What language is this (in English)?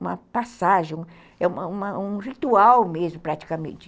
Portuguese